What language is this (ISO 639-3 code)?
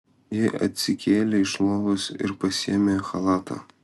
lit